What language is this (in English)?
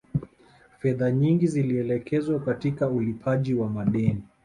Swahili